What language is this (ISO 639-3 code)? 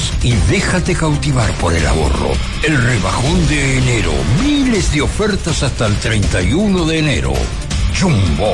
spa